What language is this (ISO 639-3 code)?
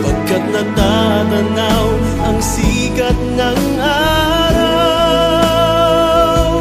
fil